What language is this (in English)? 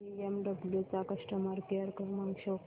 Marathi